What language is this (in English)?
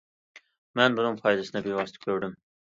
Uyghur